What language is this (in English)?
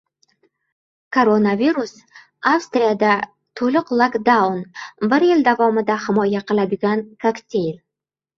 Uzbek